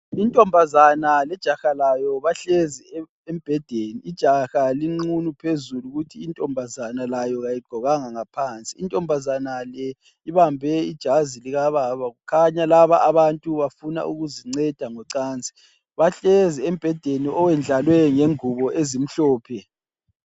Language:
North Ndebele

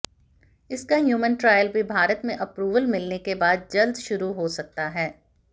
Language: Hindi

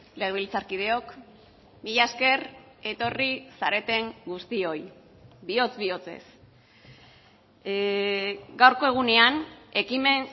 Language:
Basque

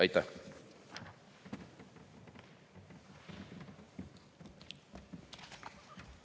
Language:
Estonian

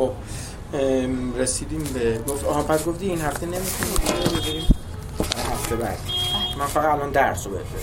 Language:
Persian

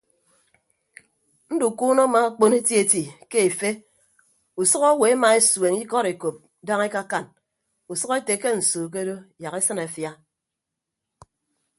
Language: Ibibio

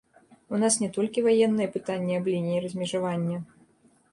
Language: Belarusian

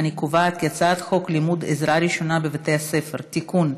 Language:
Hebrew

